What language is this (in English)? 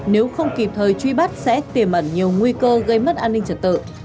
Vietnamese